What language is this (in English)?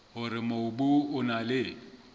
Southern Sotho